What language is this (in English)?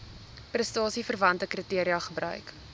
Afrikaans